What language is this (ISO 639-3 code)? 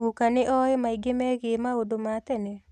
kik